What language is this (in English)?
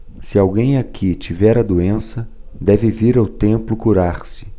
Portuguese